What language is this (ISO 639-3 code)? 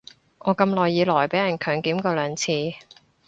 yue